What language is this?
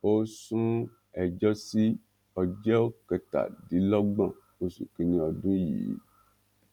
Yoruba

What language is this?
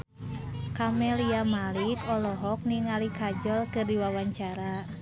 Sundanese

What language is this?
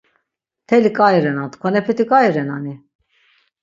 Laz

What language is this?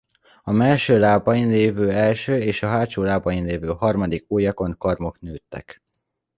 Hungarian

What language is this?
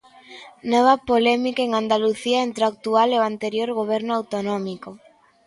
Galician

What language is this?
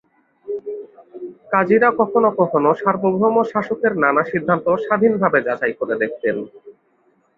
Bangla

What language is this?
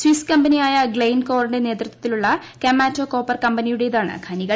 Malayalam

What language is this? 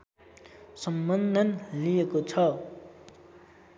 Nepali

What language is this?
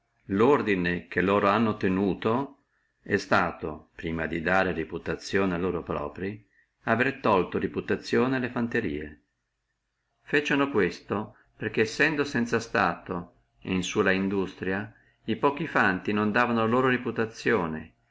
Italian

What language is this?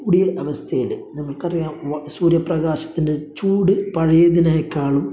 Malayalam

